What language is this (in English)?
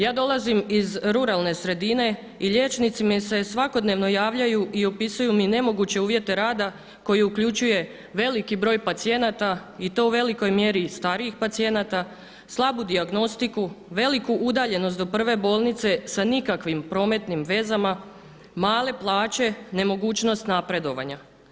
Croatian